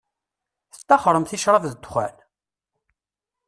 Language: Kabyle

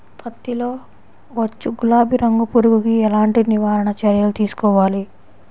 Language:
Telugu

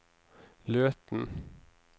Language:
Norwegian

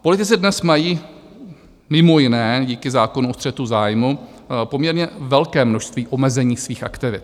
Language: Czech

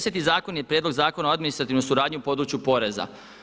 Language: Croatian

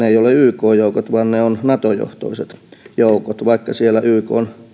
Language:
Finnish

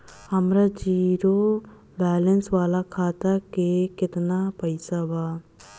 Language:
Bhojpuri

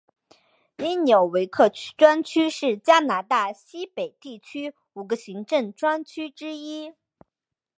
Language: Chinese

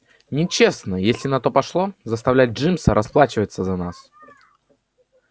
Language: Russian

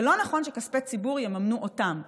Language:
Hebrew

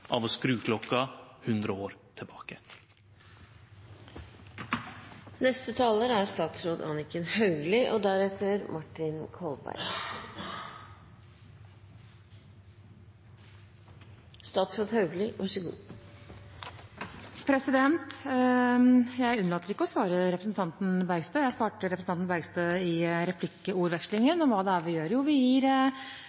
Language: Norwegian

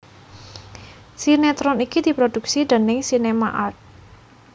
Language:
Javanese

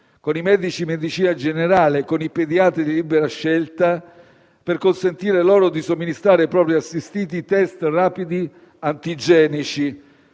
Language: Italian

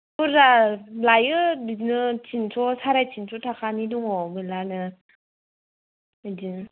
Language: Bodo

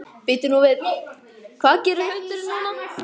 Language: Icelandic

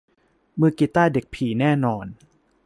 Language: Thai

